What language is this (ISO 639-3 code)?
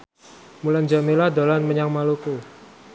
jav